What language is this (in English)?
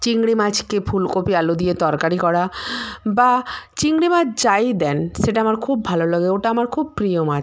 Bangla